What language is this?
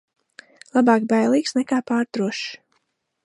Latvian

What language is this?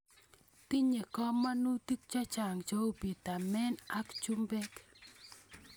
Kalenjin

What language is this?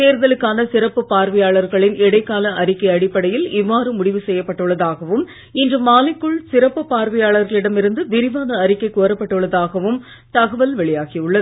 Tamil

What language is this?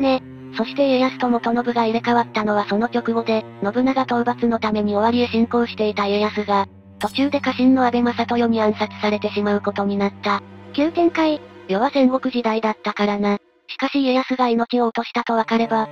Japanese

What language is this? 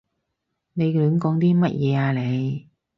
Cantonese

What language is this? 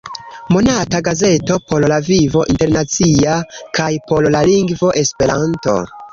Esperanto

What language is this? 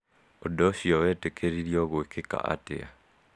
Kikuyu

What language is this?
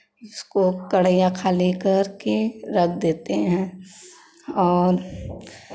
Hindi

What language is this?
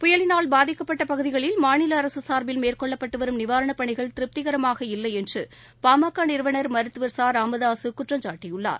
Tamil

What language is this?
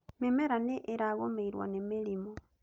Kikuyu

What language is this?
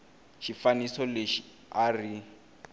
Tsonga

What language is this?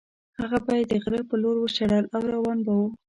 Pashto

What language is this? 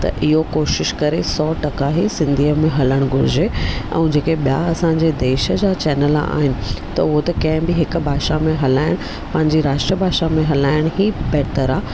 Sindhi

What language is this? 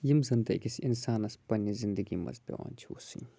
Kashmiri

